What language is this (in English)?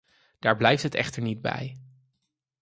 Dutch